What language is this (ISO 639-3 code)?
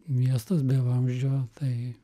lit